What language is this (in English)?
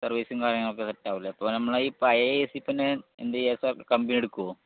Malayalam